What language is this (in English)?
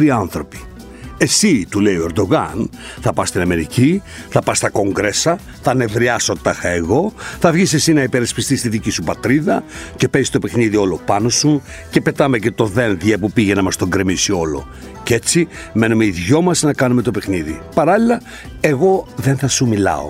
Greek